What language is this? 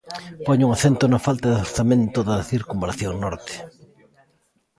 Galician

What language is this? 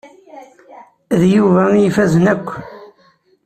Kabyle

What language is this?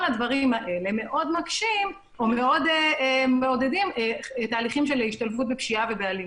Hebrew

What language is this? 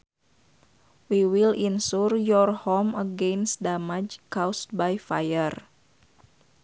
Sundanese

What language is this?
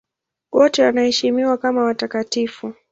Swahili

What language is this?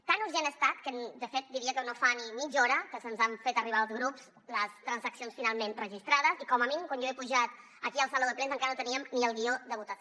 Catalan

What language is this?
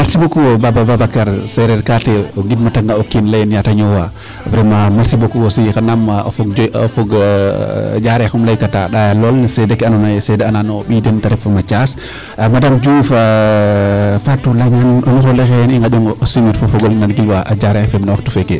Serer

